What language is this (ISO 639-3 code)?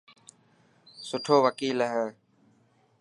mki